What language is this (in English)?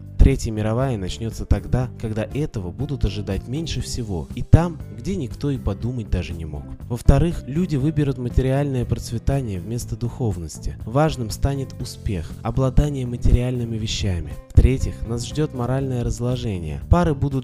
Russian